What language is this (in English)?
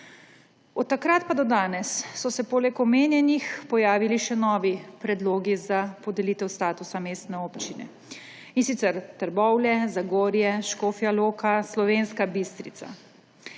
Slovenian